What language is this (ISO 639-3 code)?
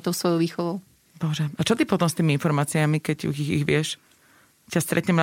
slk